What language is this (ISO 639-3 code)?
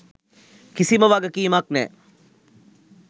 sin